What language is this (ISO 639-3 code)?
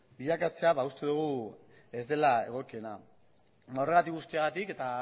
eus